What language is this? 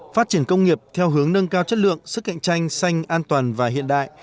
Vietnamese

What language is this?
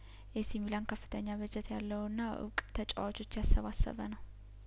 Amharic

